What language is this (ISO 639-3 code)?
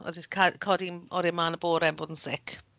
cym